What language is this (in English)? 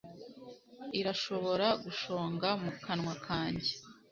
Kinyarwanda